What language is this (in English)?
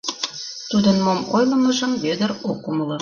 Mari